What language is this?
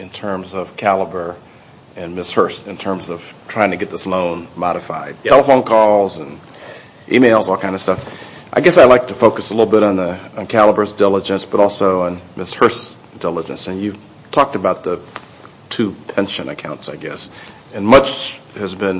English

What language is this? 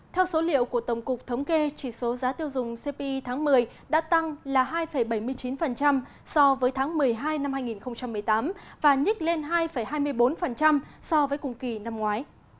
Vietnamese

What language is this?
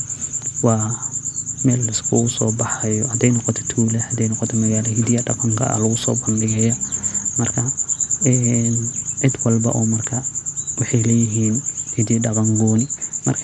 Somali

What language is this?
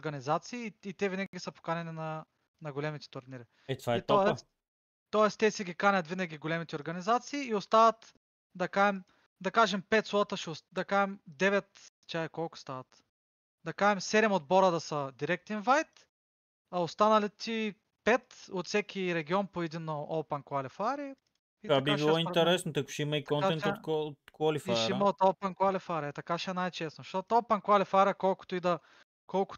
Bulgarian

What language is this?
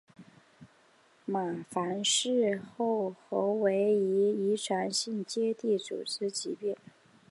Chinese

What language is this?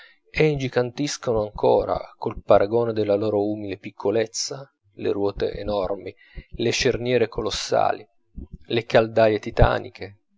Italian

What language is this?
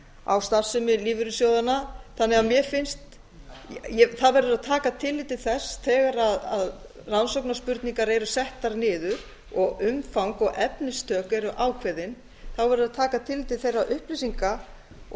Icelandic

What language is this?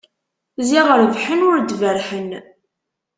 Kabyle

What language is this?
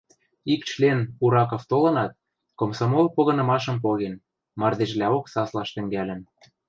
Western Mari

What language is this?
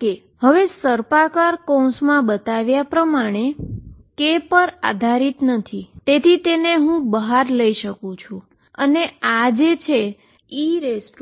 Gujarati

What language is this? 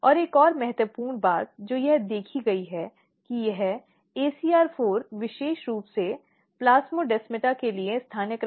Hindi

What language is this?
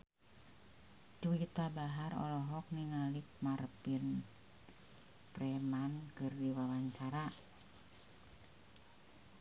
Sundanese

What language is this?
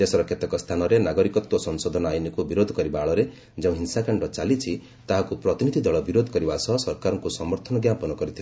Odia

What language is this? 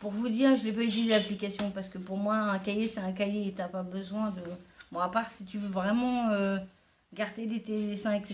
French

